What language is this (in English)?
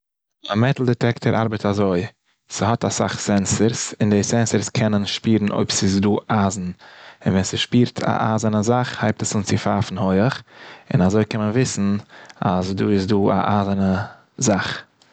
Yiddish